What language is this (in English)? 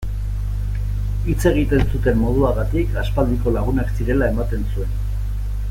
Basque